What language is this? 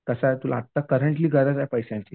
Marathi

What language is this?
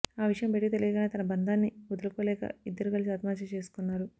Telugu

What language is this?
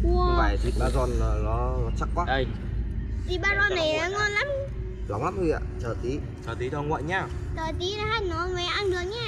Vietnamese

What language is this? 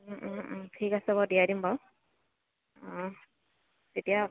Assamese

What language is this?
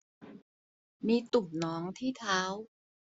Thai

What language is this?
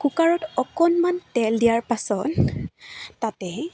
Assamese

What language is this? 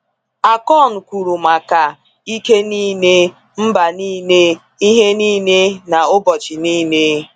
Igbo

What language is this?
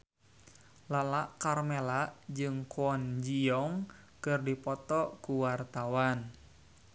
Sundanese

